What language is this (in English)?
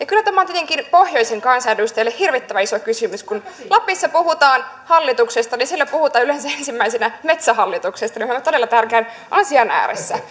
Finnish